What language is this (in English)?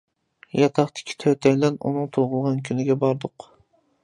Uyghur